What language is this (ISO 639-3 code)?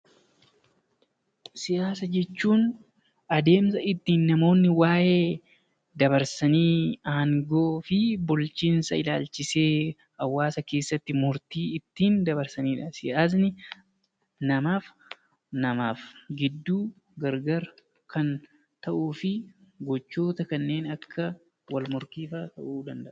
orm